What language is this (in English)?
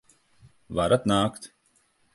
Latvian